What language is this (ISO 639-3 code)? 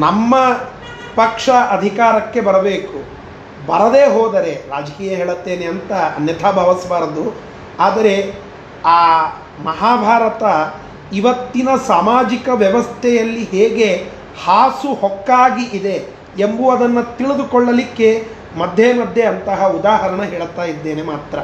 kan